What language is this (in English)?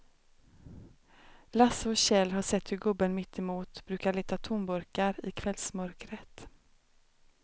Swedish